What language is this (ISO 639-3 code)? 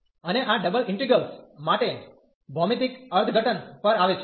guj